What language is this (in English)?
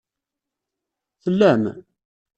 Kabyle